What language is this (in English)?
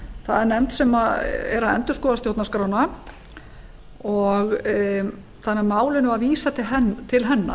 Icelandic